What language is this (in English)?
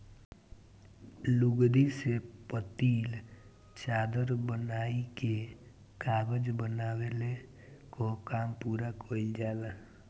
Bhojpuri